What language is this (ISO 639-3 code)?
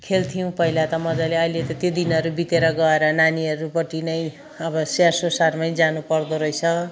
nep